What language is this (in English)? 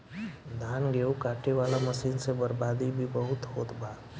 Bhojpuri